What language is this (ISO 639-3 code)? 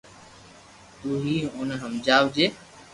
lrk